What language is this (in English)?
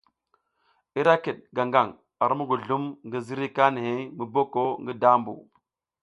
South Giziga